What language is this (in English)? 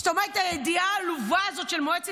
Hebrew